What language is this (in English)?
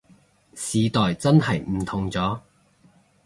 Cantonese